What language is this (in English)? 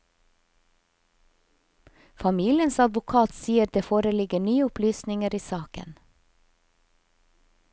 Norwegian